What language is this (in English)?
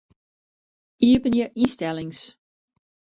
Western Frisian